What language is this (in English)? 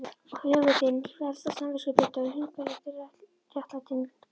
Icelandic